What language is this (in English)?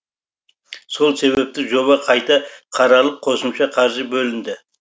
Kazakh